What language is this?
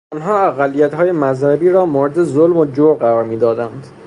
Persian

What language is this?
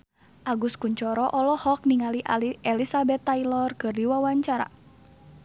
Sundanese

